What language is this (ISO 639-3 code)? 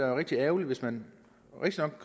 dan